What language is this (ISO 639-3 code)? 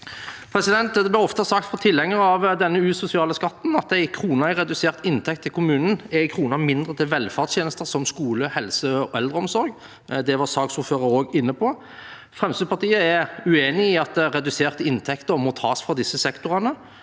nor